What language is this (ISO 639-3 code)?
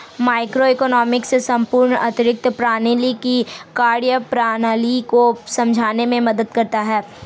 hin